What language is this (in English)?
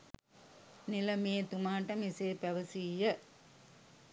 Sinhala